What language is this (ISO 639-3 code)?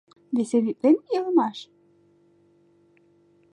chm